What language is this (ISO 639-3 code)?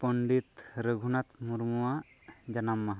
sat